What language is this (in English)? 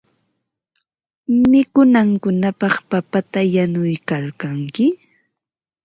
Ambo-Pasco Quechua